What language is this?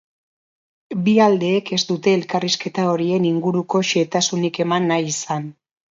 Basque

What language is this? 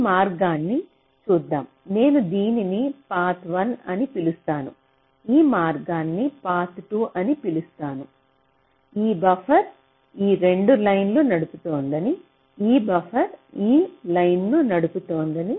Telugu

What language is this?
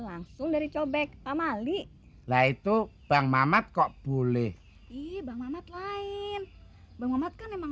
Indonesian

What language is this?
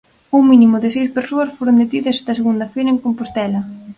Galician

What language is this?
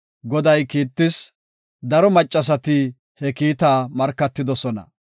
Gofa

